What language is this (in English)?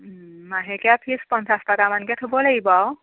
Assamese